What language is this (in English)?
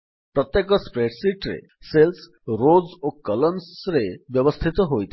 Odia